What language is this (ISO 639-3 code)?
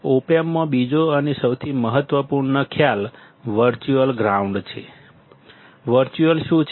guj